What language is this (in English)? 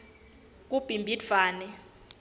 Swati